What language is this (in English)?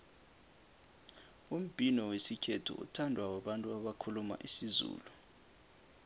South Ndebele